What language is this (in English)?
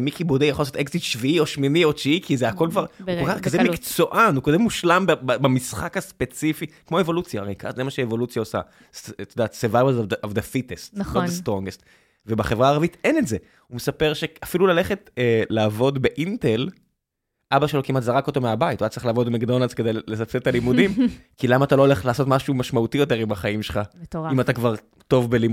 Hebrew